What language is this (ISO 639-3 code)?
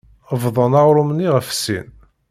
kab